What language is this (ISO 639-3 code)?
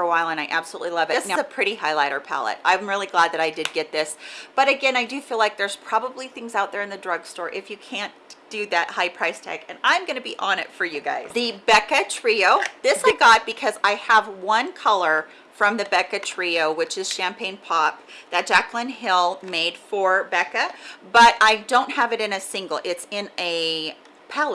eng